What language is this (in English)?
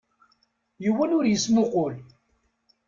Kabyle